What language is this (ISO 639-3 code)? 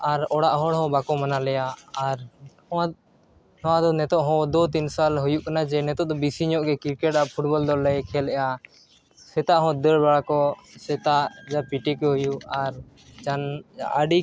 sat